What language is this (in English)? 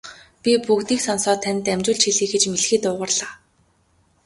Mongolian